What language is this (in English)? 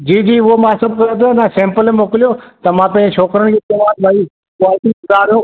Sindhi